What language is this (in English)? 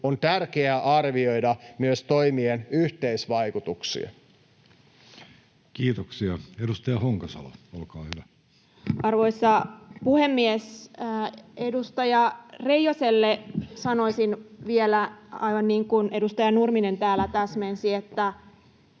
Finnish